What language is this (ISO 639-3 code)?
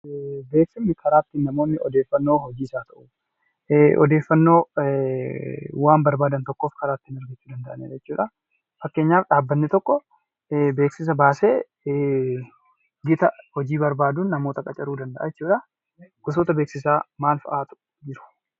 orm